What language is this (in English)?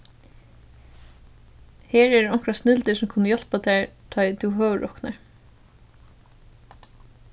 Faroese